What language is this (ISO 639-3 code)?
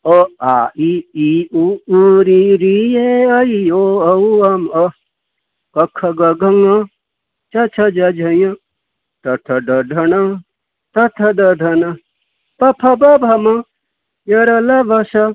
san